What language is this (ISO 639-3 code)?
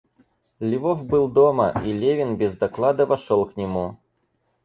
rus